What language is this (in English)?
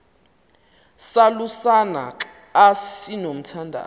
Xhosa